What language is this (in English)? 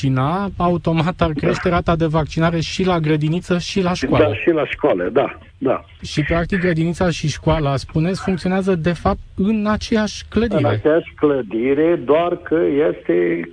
Romanian